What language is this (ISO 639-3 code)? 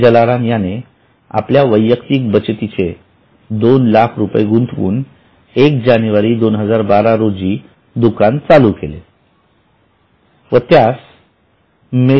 mar